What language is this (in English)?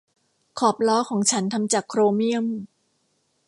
Thai